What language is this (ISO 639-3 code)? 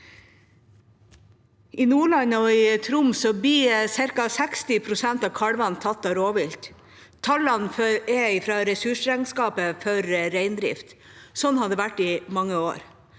nor